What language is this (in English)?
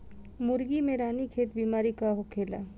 Bhojpuri